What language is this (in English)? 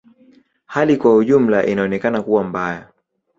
Swahili